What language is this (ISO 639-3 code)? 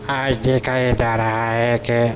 urd